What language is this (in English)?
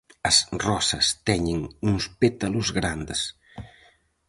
Galician